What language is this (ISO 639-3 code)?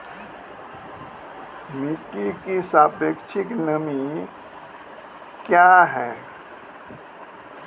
mai